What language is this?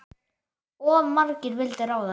Icelandic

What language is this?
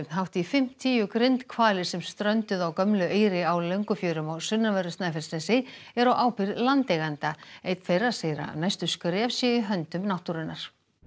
Icelandic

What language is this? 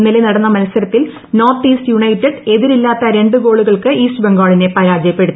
Malayalam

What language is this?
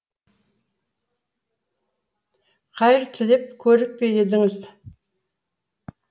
Kazakh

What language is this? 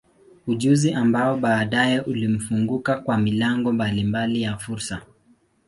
Swahili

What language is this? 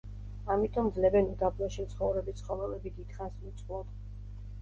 Georgian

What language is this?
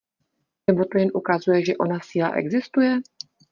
Czech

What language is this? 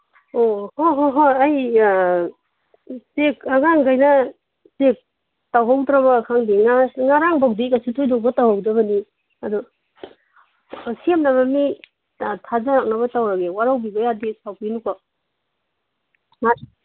Manipuri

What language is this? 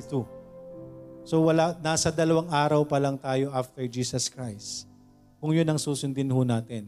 Filipino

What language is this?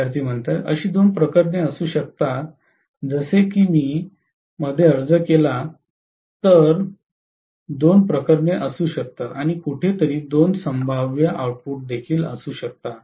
Marathi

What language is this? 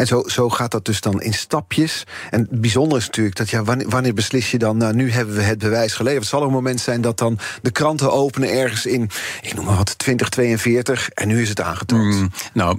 Dutch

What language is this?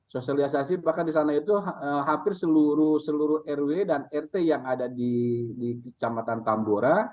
Indonesian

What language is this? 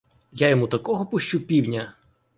Ukrainian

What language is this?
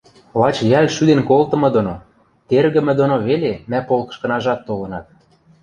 Western Mari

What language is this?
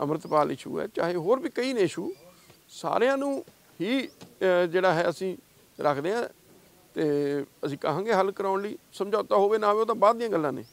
Punjabi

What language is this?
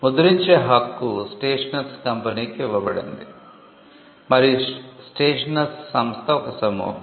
Telugu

